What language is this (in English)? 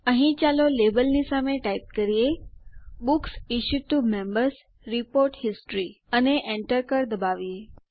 Gujarati